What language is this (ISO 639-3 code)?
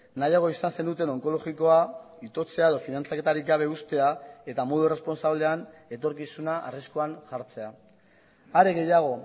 eus